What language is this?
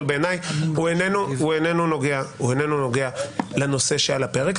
Hebrew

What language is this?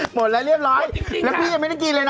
Thai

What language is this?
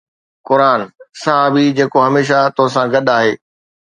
Sindhi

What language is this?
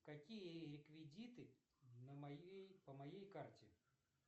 Russian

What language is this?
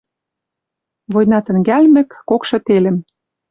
Western Mari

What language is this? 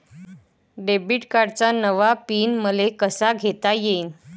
Marathi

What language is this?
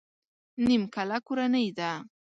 Pashto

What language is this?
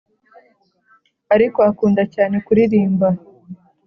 Kinyarwanda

